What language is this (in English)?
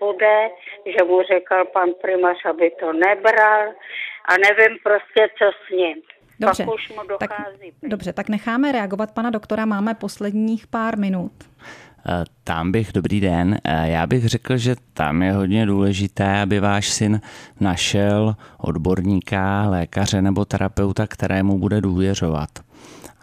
Czech